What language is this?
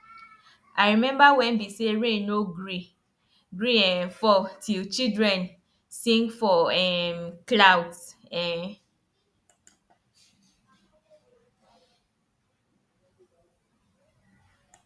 Nigerian Pidgin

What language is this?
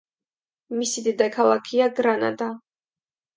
Georgian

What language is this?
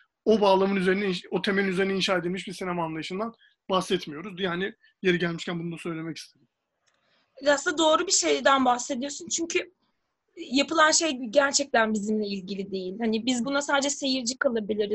Turkish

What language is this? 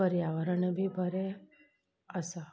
Konkani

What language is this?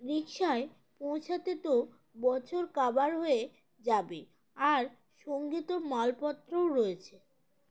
Bangla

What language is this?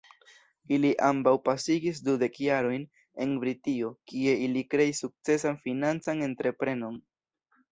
Esperanto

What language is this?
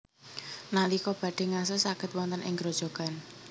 Javanese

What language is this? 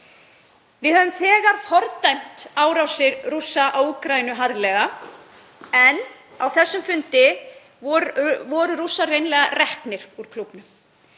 Icelandic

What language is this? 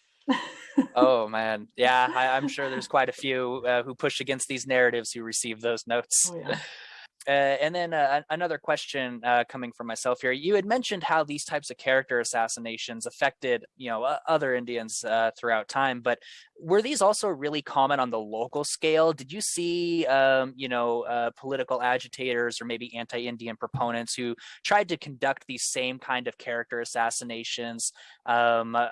English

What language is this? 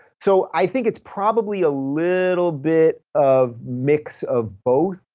English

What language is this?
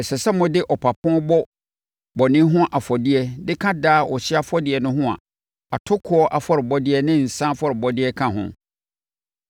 Akan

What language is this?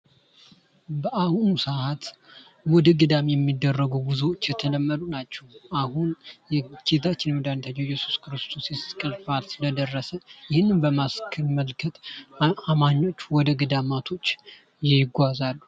Amharic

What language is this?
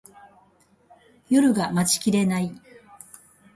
Japanese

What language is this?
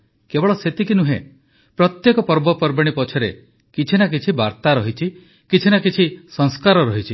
Odia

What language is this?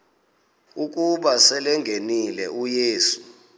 Xhosa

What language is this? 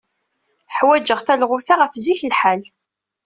Kabyle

